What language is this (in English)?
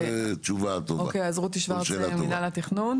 Hebrew